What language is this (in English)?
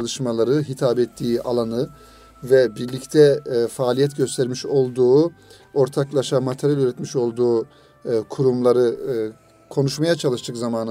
Turkish